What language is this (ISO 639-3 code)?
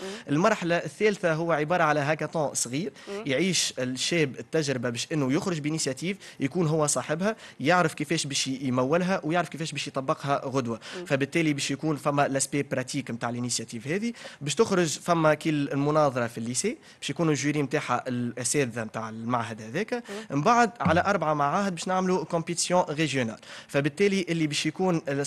ara